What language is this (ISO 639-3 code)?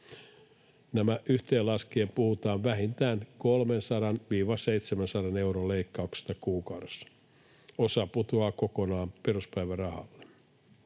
fin